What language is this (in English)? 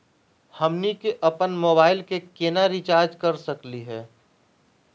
Magahi